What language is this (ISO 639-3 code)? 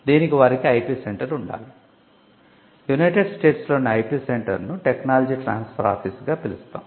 tel